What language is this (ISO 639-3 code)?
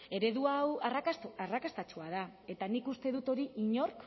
eus